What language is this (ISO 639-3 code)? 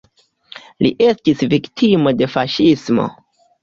epo